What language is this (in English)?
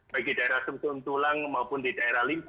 Indonesian